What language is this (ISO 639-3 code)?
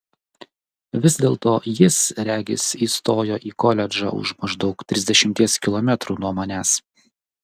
lit